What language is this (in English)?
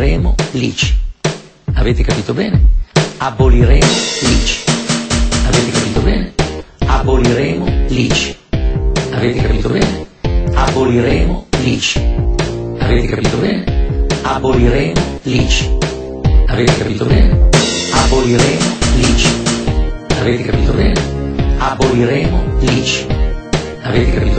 Italian